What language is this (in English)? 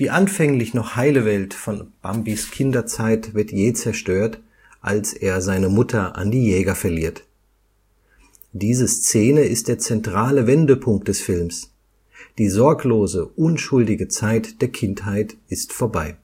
German